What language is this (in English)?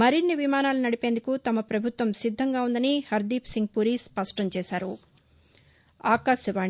Telugu